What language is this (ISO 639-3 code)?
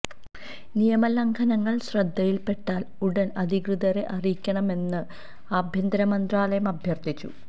mal